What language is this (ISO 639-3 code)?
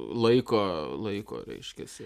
lit